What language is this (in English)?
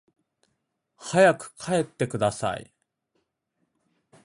Japanese